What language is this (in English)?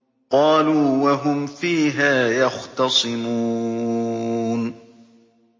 Arabic